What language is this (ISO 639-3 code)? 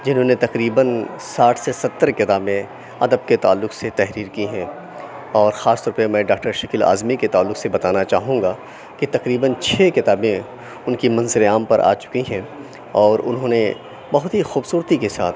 urd